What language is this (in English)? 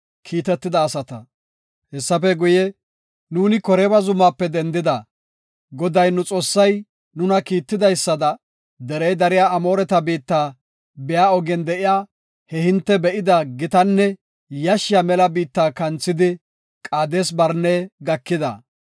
Gofa